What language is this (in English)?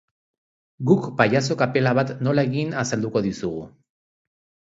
Basque